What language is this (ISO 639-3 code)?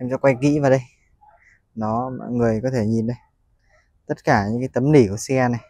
vie